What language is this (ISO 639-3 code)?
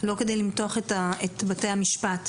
heb